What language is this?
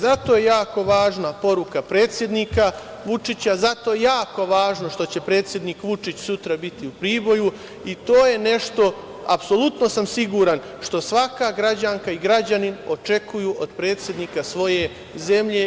Serbian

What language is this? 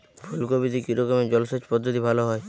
Bangla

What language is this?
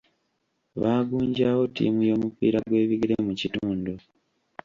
Ganda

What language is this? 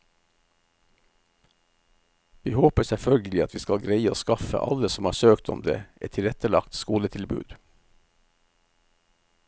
Norwegian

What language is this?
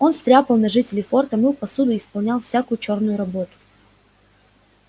Russian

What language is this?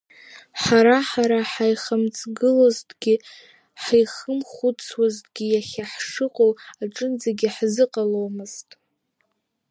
Abkhazian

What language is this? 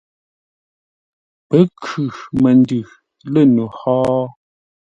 Ngombale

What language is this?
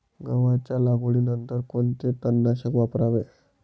Marathi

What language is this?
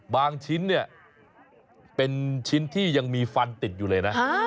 Thai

